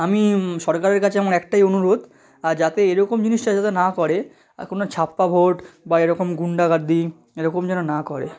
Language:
Bangla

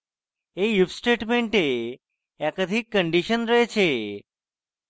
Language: Bangla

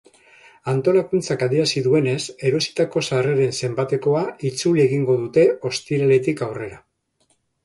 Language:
Basque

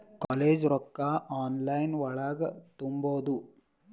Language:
Kannada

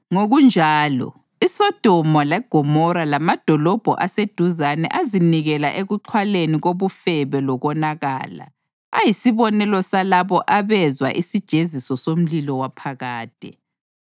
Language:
North Ndebele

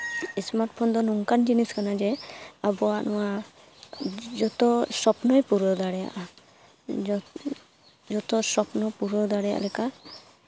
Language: Santali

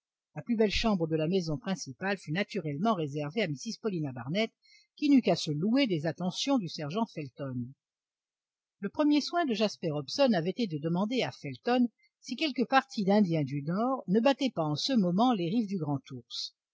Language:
French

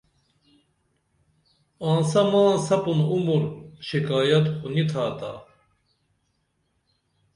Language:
Dameli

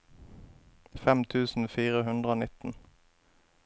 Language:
Norwegian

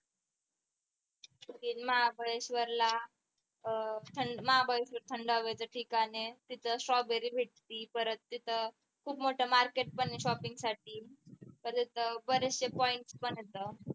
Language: Marathi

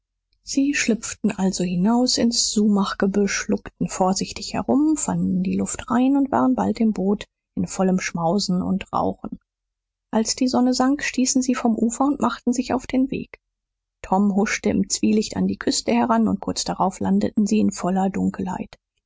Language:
German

